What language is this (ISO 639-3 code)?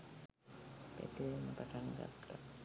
sin